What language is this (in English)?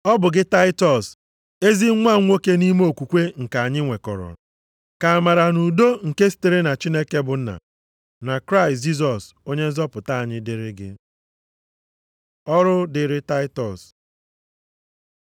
Igbo